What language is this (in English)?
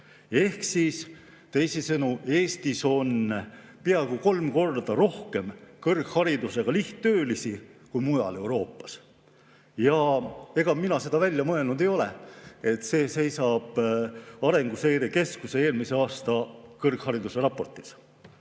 Estonian